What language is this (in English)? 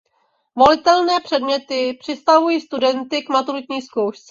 Czech